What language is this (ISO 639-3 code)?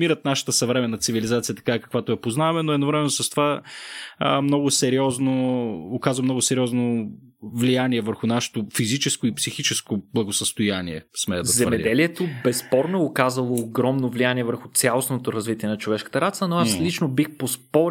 bul